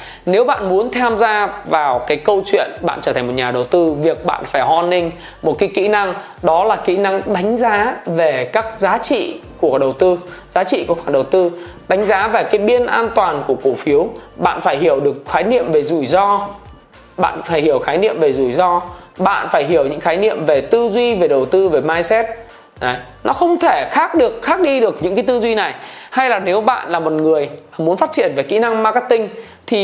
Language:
Vietnamese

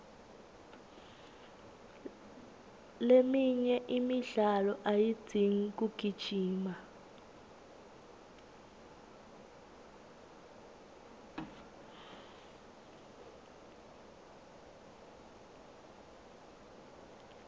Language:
Swati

